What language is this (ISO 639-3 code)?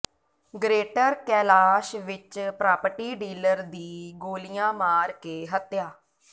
pan